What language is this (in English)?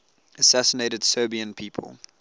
English